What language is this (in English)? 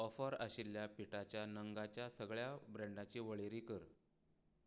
Konkani